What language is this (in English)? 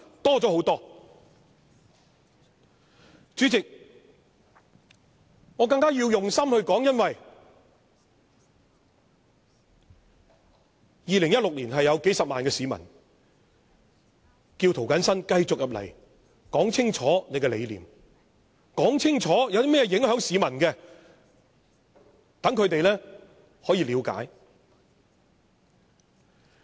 Cantonese